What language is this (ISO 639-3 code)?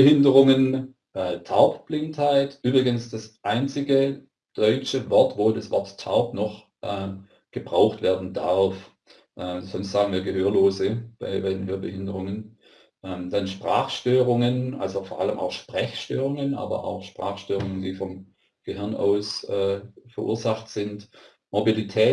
deu